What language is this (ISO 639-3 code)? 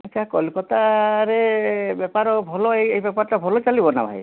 ori